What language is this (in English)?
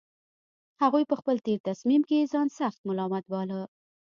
Pashto